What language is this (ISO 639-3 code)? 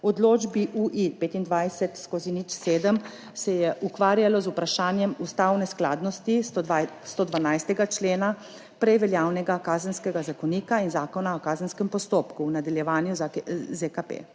slv